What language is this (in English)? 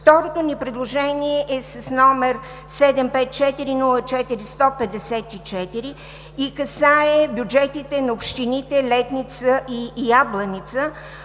Bulgarian